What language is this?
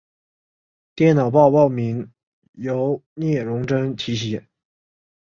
Chinese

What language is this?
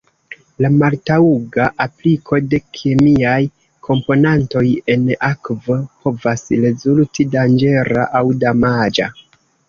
Esperanto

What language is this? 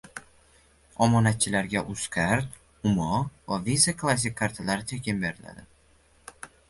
Uzbek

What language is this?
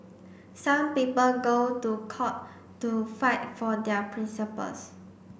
English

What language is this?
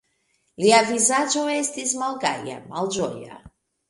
Esperanto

